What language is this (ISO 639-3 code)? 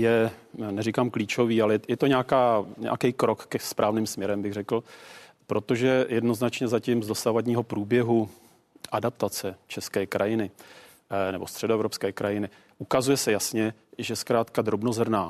ces